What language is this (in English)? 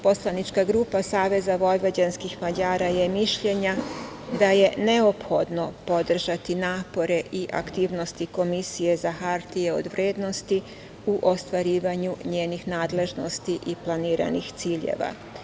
Serbian